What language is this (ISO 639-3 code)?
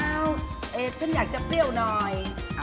tha